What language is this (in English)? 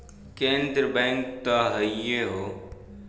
Bhojpuri